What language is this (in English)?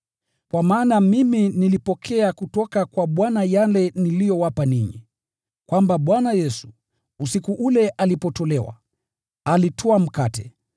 Swahili